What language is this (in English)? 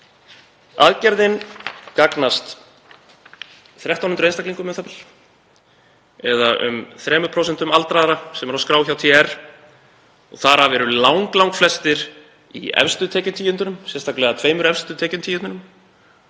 Icelandic